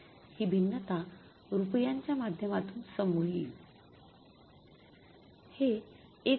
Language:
Marathi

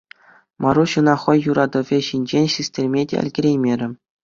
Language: Chuvash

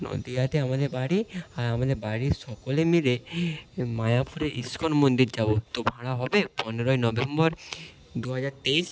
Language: Bangla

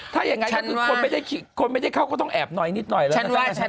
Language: Thai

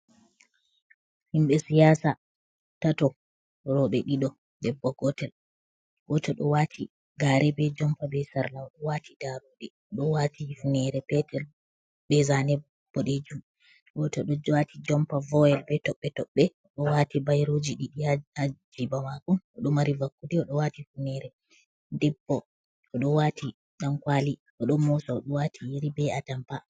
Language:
Fula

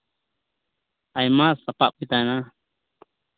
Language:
Santali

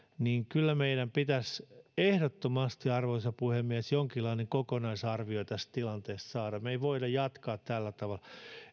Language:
Finnish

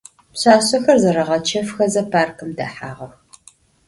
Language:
Adyghe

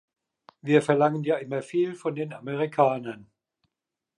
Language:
German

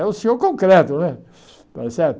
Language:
Portuguese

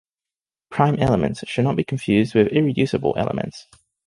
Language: English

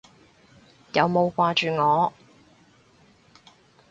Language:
Cantonese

